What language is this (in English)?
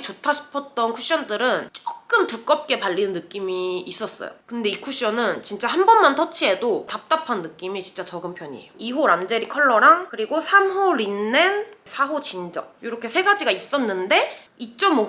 Korean